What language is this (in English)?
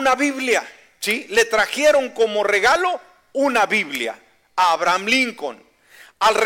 Spanish